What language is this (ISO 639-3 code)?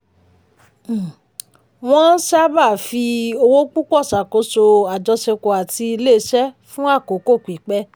yor